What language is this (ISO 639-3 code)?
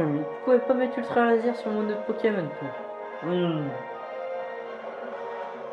fra